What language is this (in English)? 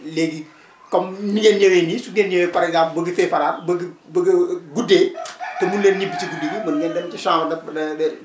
Wolof